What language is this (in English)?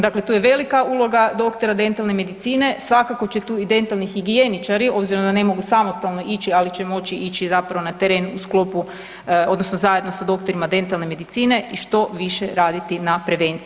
Croatian